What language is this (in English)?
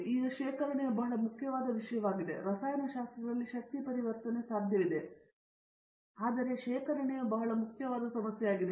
Kannada